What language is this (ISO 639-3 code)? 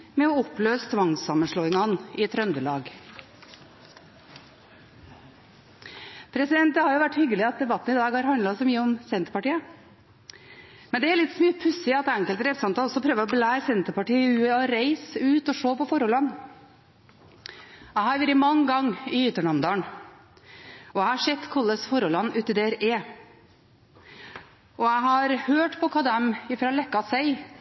nob